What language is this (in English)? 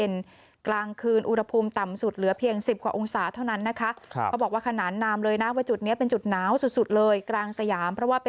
Thai